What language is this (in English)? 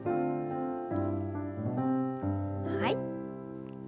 Japanese